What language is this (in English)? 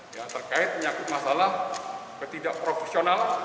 Indonesian